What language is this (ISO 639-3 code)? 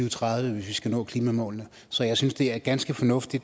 dan